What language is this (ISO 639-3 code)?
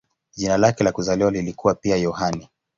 swa